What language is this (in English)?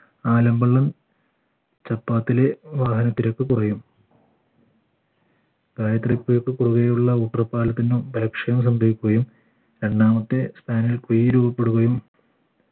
Malayalam